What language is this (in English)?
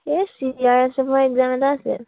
Assamese